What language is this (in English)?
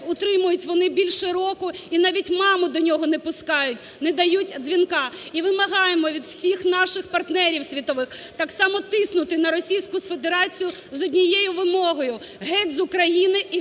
Ukrainian